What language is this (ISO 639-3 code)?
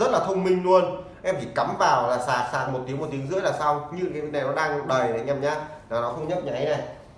vie